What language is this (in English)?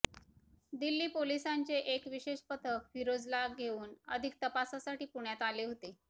Marathi